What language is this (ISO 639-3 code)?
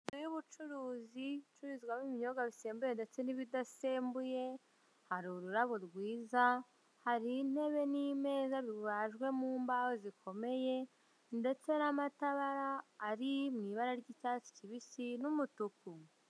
kin